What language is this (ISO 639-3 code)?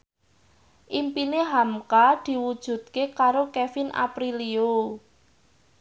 jav